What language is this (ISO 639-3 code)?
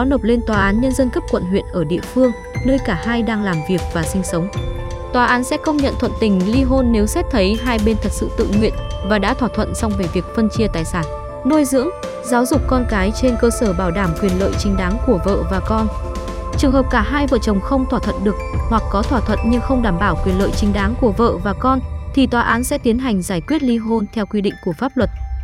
vie